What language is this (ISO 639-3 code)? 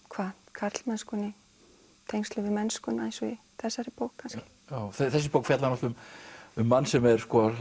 isl